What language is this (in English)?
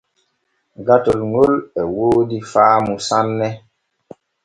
Borgu Fulfulde